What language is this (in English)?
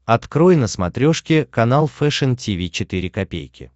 Russian